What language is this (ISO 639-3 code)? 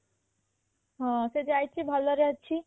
ori